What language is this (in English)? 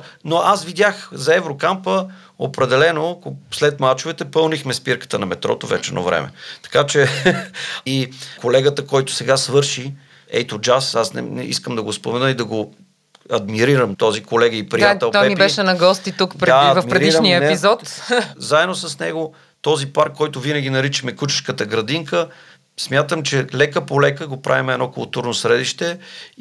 Bulgarian